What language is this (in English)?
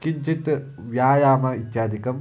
Sanskrit